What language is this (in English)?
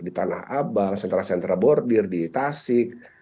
Indonesian